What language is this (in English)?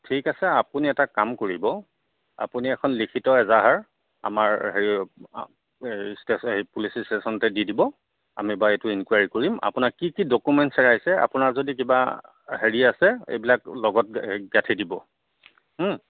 Assamese